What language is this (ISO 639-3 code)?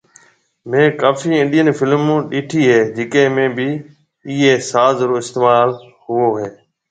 mve